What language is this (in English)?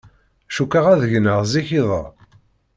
Kabyle